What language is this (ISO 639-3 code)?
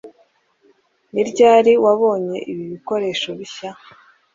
kin